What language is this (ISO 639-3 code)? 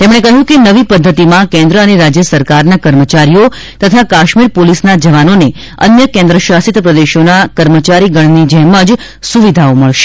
guj